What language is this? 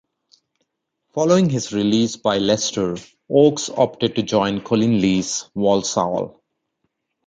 English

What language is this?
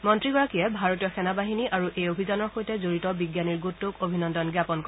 Assamese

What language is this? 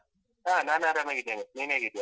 Kannada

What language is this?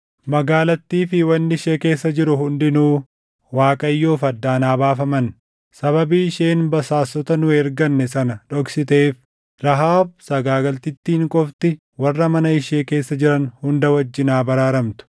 Oromo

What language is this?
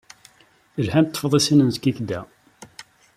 Kabyle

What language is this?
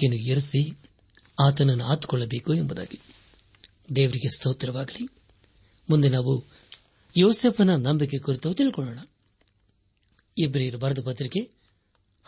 Kannada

